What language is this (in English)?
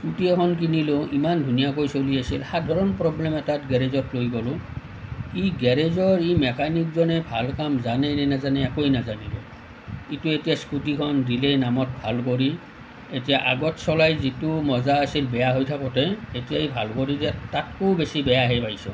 Assamese